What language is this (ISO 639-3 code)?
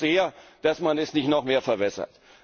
deu